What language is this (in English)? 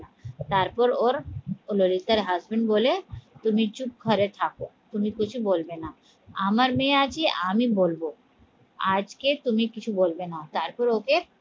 Bangla